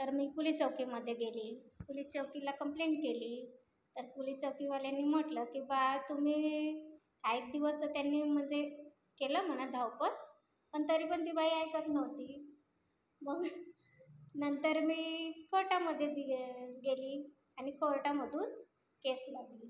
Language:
Marathi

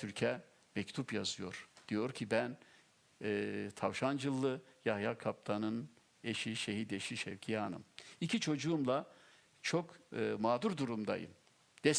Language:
Turkish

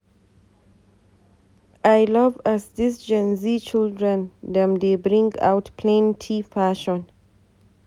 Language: Nigerian Pidgin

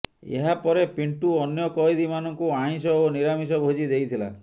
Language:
Odia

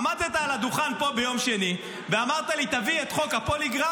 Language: Hebrew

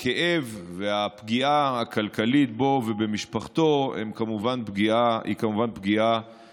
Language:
Hebrew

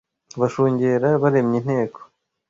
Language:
Kinyarwanda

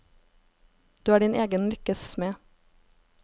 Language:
Norwegian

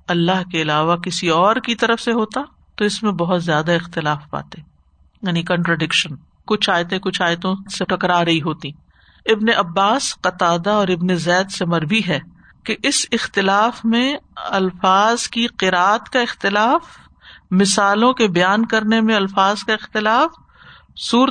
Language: Urdu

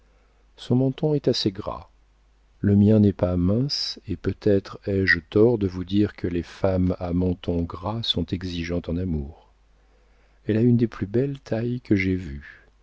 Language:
French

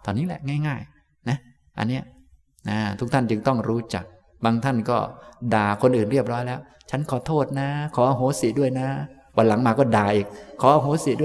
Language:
Thai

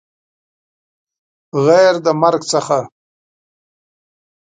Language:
Pashto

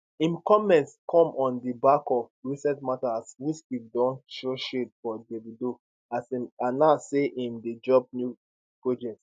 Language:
Nigerian Pidgin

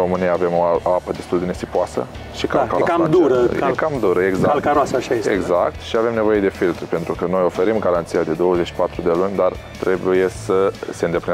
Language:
Romanian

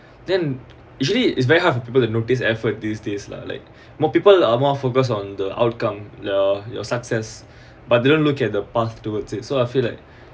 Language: English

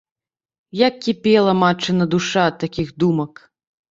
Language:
Belarusian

